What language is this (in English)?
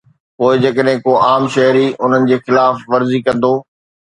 Sindhi